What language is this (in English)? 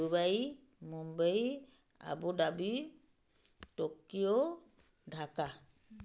Odia